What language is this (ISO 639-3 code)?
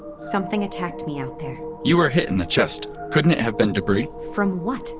eng